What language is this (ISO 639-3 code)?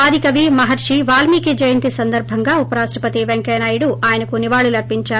tel